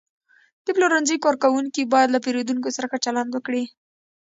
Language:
Pashto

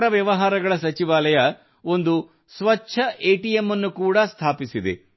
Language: Kannada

